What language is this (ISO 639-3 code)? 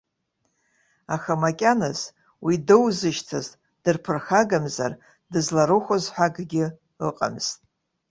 abk